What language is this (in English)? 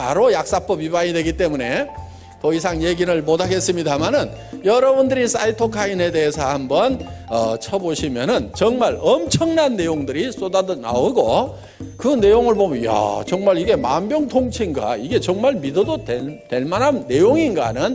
Korean